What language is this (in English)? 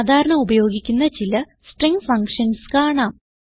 Malayalam